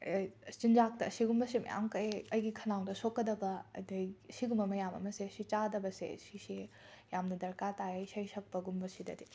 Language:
Manipuri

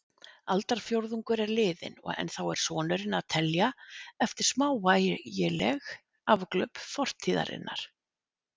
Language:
Icelandic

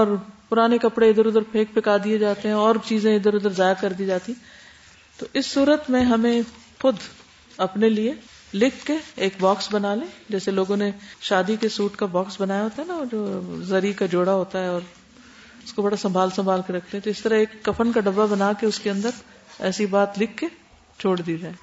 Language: Urdu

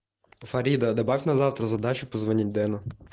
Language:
Russian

